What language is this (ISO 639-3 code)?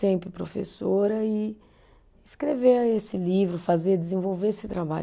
por